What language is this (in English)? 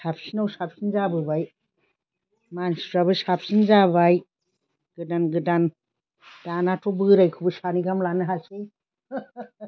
Bodo